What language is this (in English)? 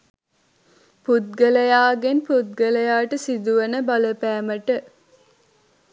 Sinhala